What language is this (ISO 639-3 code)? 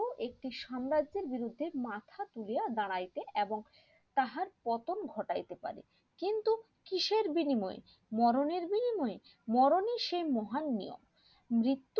ben